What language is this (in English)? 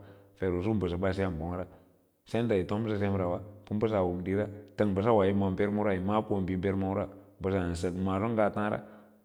Lala-Roba